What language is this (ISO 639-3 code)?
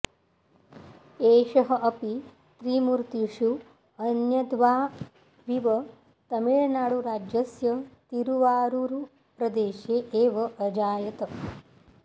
san